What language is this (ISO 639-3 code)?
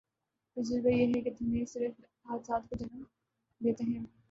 urd